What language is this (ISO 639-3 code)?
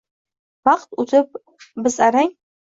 uzb